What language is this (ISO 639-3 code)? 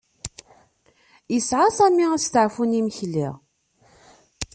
kab